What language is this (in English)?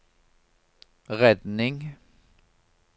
Norwegian